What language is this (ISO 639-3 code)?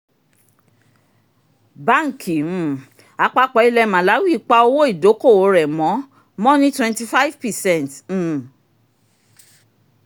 yor